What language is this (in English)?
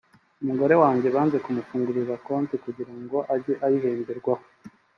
Kinyarwanda